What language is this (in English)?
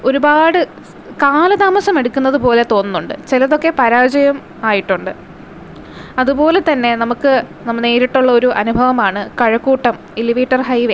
Malayalam